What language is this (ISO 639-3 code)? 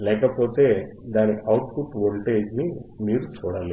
tel